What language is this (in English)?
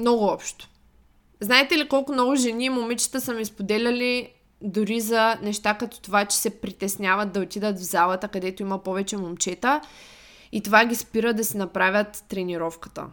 Bulgarian